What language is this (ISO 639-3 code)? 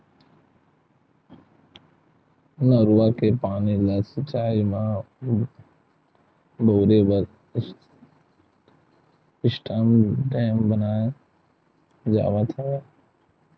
hne